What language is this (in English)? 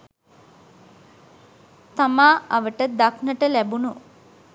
Sinhala